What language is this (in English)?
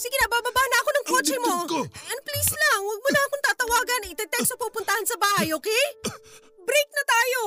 Filipino